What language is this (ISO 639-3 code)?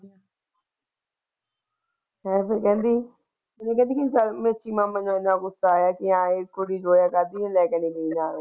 pan